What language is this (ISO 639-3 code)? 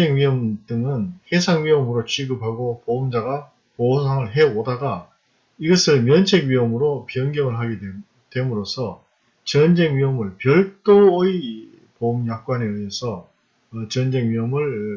kor